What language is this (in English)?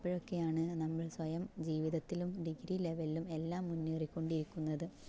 Malayalam